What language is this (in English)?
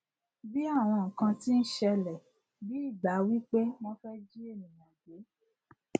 Yoruba